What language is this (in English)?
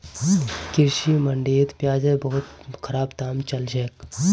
Magahi